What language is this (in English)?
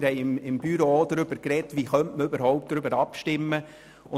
Swiss German